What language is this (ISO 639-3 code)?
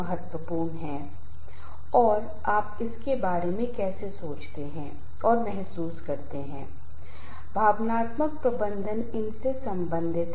hin